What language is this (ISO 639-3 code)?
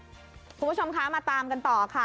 tha